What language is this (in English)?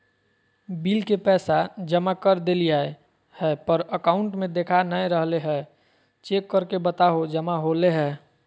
Magahi